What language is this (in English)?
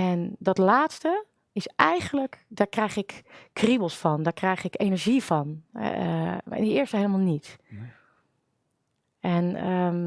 Dutch